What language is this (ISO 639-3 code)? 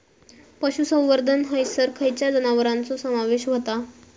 mar